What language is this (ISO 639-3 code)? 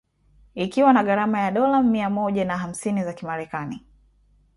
swa